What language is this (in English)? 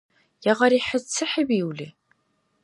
Dargwa